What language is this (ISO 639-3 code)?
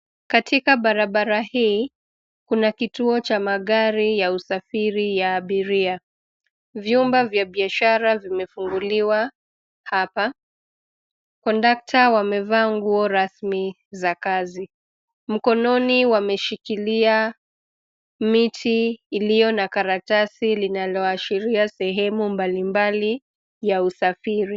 swa